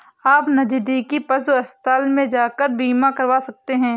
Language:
Hindi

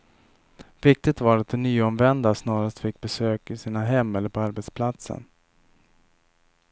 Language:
Swedish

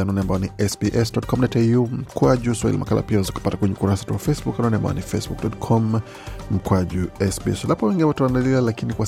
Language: Swahili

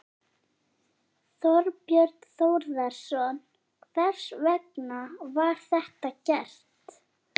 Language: Icelandic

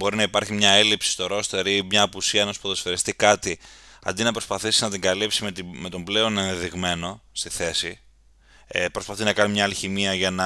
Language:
Greek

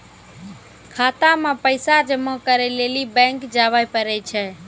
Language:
Maithili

